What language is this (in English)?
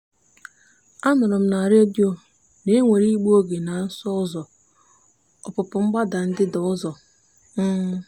Igbo